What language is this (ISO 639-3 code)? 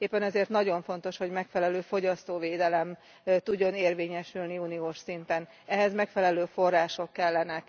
hun